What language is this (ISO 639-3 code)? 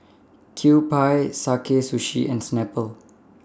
eng